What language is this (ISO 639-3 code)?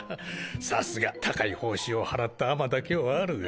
jpn